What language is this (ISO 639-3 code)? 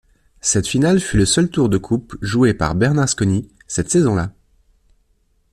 fra